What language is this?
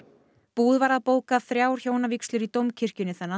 Icelandic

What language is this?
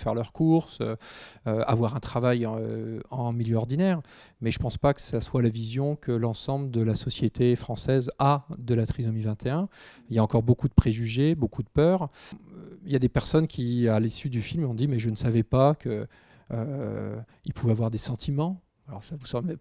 French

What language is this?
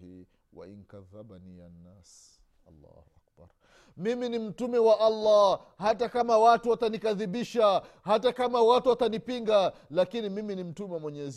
Swahili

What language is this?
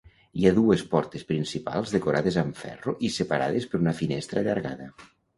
Catalan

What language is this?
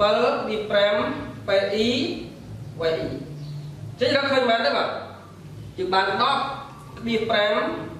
Vietnamese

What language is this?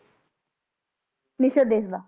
Punjabi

